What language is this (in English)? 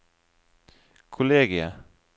Norwegian